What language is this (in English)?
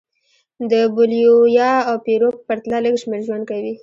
Pashto